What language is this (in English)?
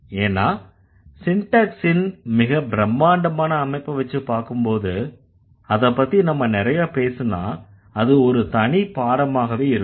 Tamil